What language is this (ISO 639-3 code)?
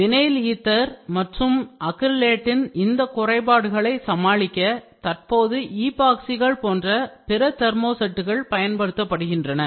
tam